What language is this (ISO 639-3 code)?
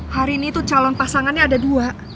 ind